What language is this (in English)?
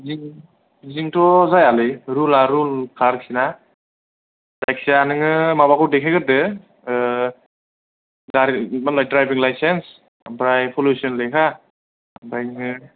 Bodo